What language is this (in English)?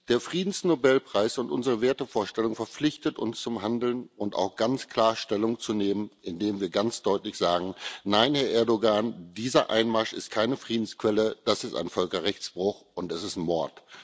German